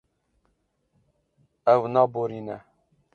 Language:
Kurdish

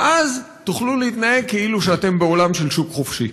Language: Hebrew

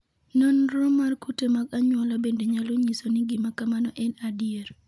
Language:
Luo (Kenya and Tanzania)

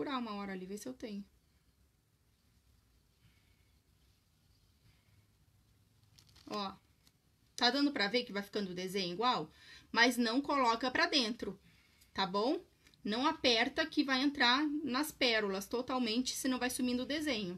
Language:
Portuguese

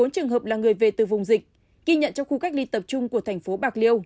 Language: Vietnamese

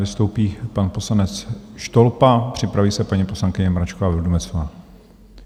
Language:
Czech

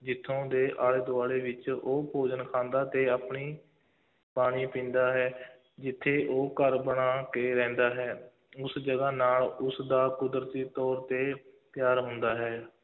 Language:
Punjabi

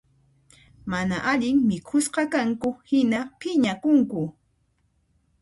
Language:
Puno Quechua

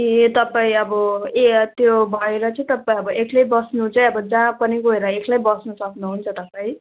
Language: Nepali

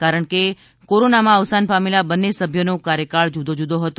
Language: Gujarati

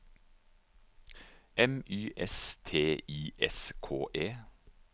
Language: Norwegian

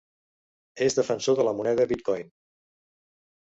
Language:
Catalan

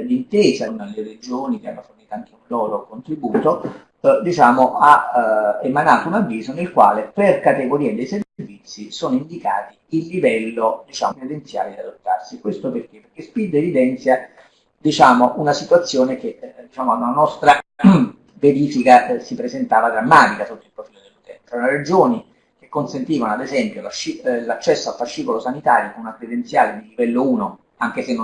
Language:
Italian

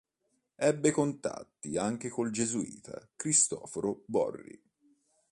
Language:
Italian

